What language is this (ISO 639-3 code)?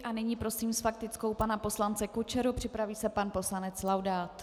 ces